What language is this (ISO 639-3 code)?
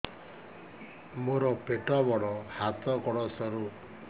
ori